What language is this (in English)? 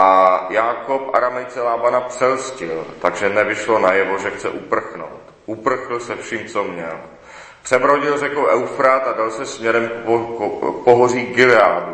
Czech